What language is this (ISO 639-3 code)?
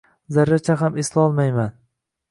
uzb